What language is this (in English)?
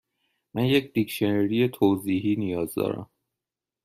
Persian